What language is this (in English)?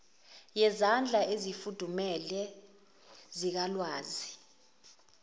Zulu